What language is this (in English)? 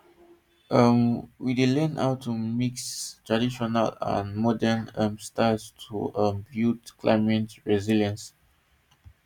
Nigerian Pidgin